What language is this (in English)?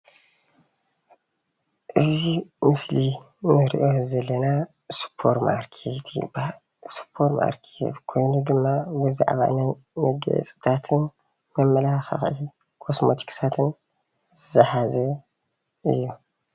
Tigrinya